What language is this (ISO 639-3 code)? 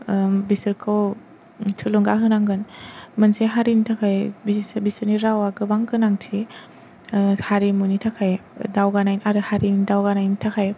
brx